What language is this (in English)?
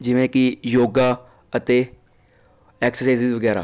Punjabi